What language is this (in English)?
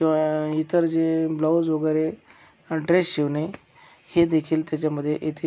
Marathi